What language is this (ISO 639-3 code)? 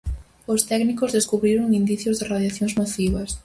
glg